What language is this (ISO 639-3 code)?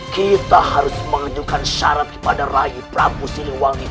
ind